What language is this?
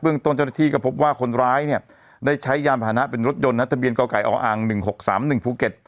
Thai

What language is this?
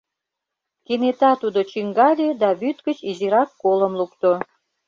Mari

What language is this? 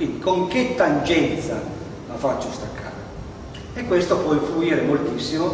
Italian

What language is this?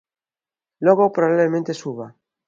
Galician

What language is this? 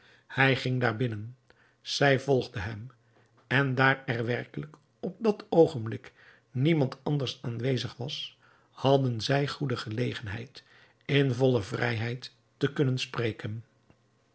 Dutch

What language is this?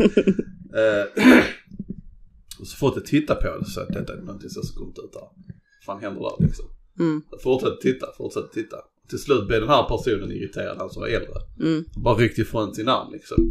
Swedish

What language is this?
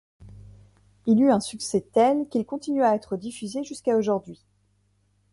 French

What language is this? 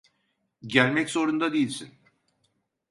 Turkish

